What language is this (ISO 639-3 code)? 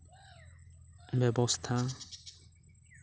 sat